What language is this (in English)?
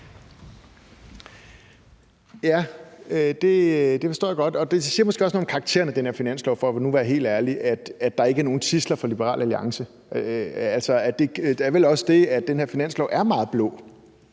Danish